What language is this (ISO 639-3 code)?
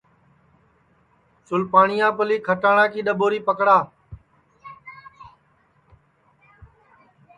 ssi